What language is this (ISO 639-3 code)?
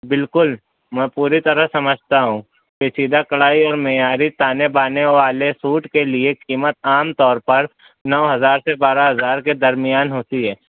urd